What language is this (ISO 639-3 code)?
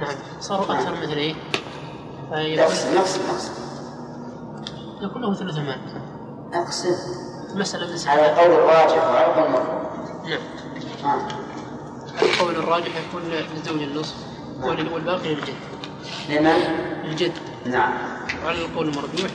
ara